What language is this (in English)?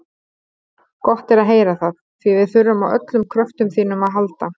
Icelandic